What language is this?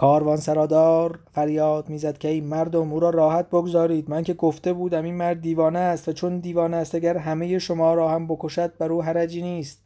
Persian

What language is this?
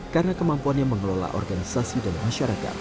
Indonesian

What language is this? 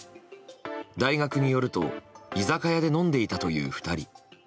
Japanese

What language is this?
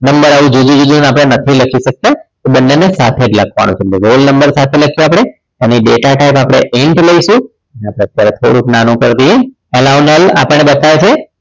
Gujarati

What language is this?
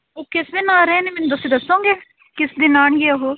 Punjabi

